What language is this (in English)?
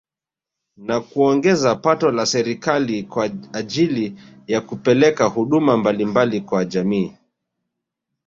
Swahili